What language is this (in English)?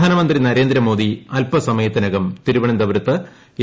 Malayalam